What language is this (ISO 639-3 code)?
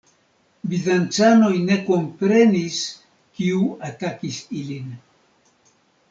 epo